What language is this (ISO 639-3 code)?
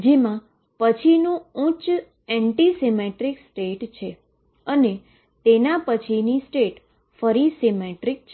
guj